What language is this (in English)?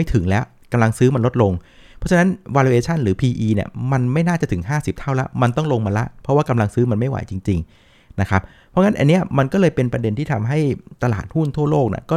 Thai